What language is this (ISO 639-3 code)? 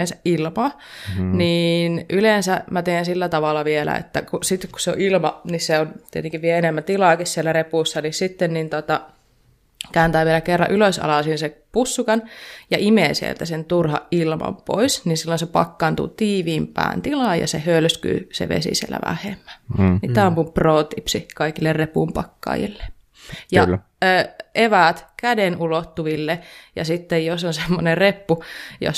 fin